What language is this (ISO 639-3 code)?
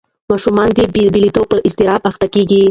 pus